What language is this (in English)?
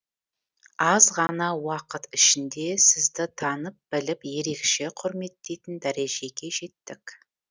Kazakh